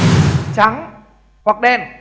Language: Vietnamese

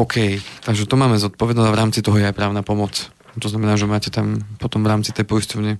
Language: Slovak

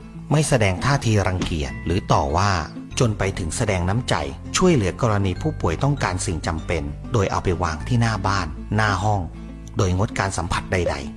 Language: Thai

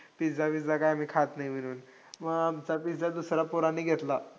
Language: Marathi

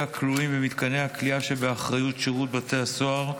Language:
Hebrew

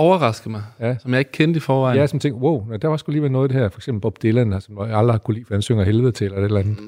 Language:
Danish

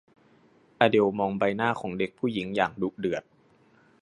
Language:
Thai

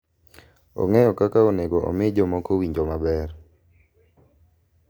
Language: Luo (Kenya and Tanzania)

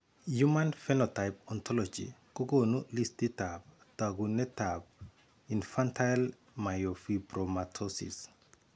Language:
Kalenjin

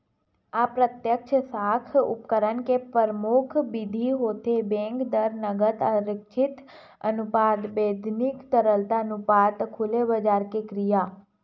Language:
Chhattisgarhi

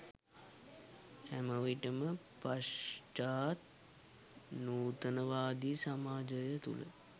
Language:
Sinhala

